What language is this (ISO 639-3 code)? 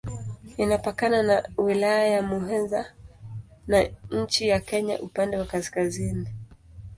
swa